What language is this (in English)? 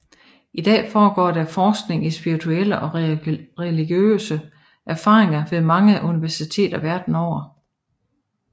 Danish